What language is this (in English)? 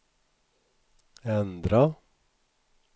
Swedish